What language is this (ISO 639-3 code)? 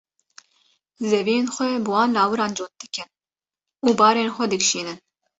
kur